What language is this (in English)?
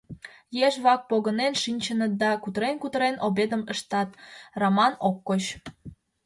Mari